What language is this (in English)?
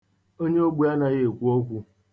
Igbo